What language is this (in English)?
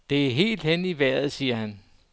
Danish